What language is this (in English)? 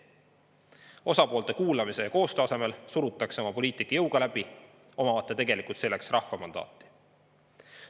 Estonian